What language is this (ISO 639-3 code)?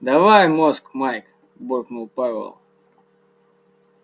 rus